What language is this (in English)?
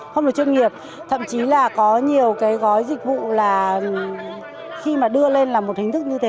Vietnamese